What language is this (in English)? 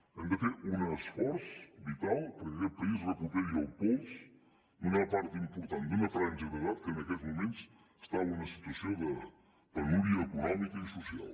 Catalan